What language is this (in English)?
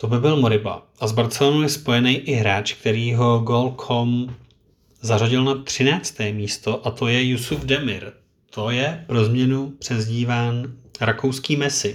Czech